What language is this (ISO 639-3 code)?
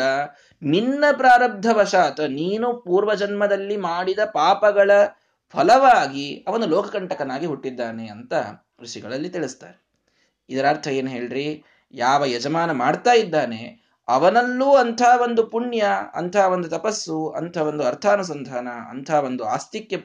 kan